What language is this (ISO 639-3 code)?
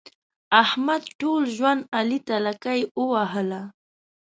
pus